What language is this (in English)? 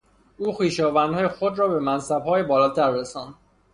Persian